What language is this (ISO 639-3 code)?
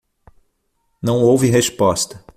por